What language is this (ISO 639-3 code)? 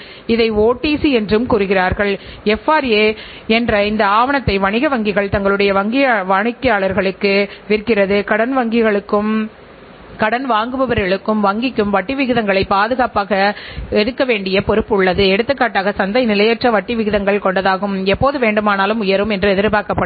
tam